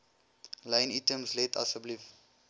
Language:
Afrikaans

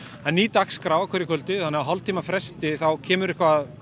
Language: Icelandic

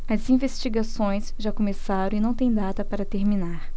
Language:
Portuguese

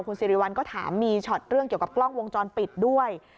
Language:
Thai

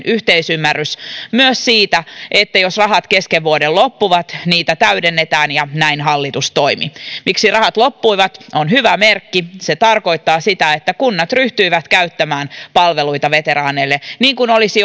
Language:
Finnish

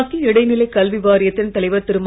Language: Tamil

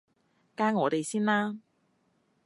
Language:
Cantonese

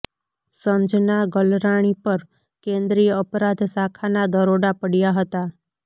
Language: Gujarati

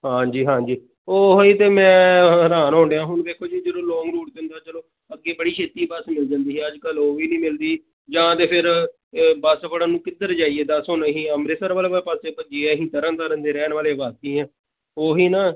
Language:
Punjabi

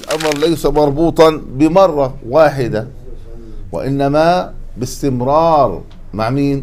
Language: Arabic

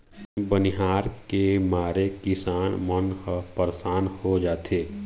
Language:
Chhattisgarhi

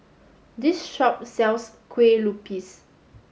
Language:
English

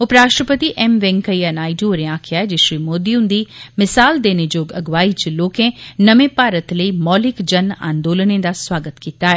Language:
Dogri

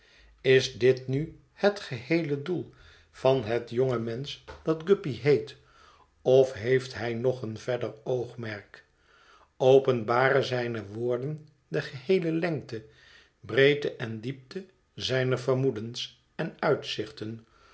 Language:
Dutch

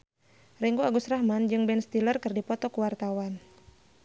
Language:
Sundanese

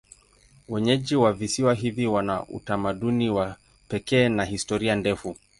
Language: Swahili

